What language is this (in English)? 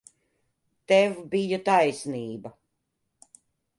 Latvian